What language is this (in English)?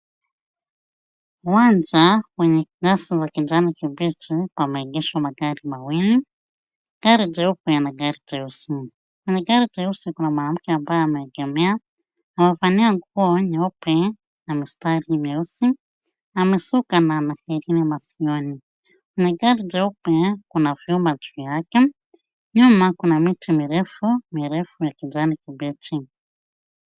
Swahili